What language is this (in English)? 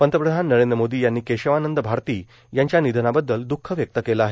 Marathi